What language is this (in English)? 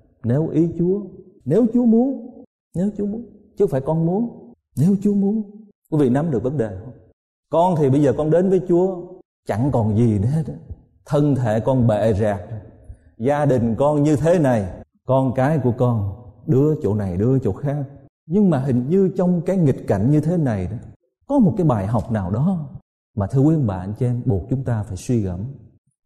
Vietnamese